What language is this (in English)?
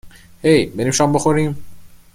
Persian